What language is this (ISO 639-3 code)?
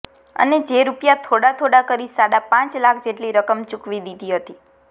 guj